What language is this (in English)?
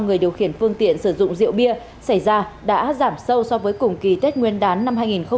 Vietnamese